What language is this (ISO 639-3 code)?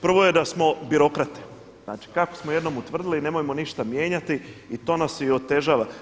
hrv